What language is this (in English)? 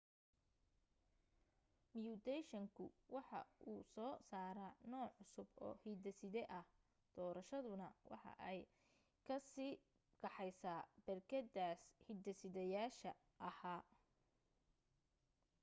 Somali